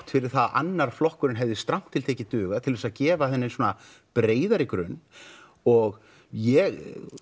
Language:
Icelandic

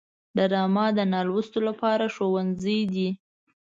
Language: Pashto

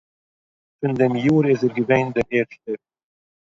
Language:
Yiddish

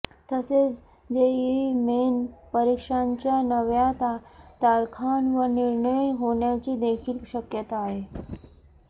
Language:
Marathi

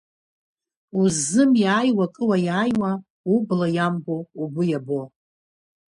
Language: Abkhazian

